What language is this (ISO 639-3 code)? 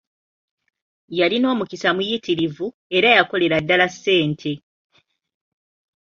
lug